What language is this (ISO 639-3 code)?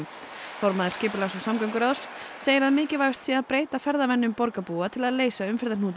isl